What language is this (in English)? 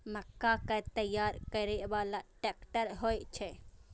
Maithili